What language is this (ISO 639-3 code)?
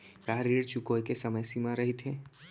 hne